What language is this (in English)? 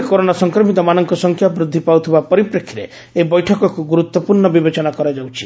Odia